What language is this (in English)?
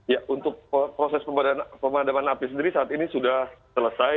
Indonesian